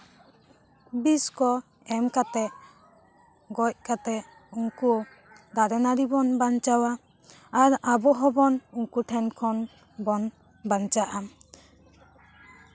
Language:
Santali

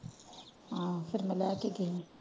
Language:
Punjabi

